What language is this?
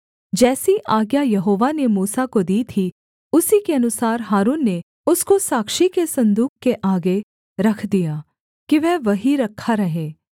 Hindi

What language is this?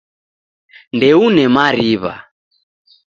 Taita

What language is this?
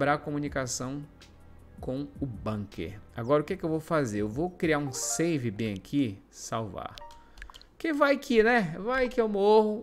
Portuguese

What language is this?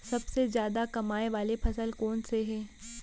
Chhattisgarhi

